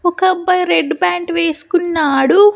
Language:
Telugu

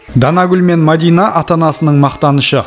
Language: Kazakh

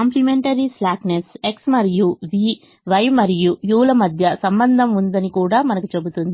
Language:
Telugu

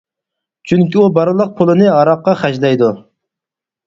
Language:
Uyghur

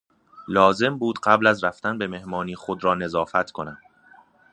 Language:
Persian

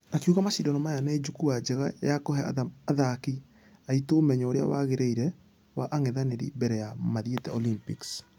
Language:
Kikuyu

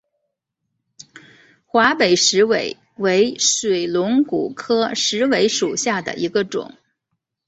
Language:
Chinese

